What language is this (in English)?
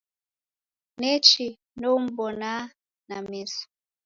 Taita